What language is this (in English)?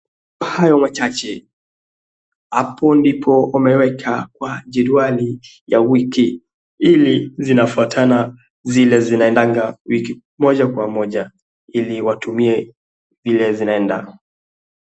Swahili